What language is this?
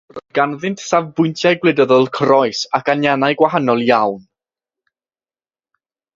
Welsh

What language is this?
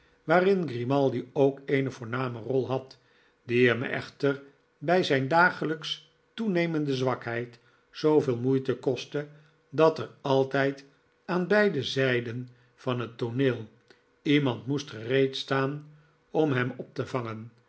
Dutch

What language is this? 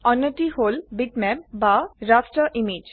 Assamese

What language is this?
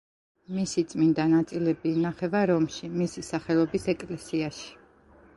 Georgian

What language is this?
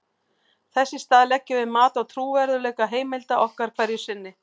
Icelandic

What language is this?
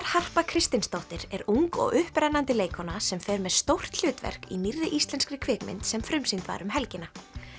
Icelandic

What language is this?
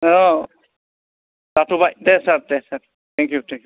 Bodo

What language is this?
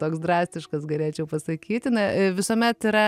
Lithuanian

